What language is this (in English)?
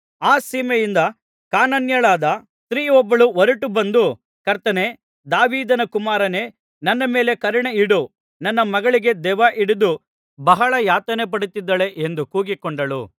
Kannada